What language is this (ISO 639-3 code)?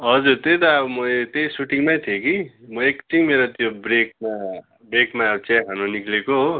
nep